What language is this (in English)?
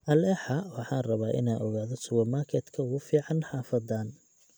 Somali